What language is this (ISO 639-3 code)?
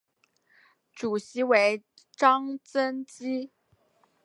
zho